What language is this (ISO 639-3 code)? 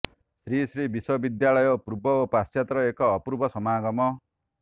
ori